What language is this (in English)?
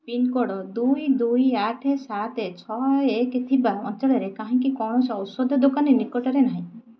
Odia